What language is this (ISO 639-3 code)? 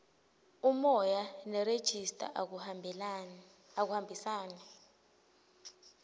ssw